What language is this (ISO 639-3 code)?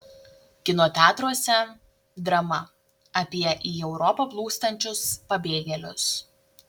lit